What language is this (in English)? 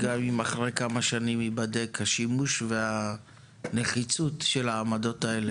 Hebrew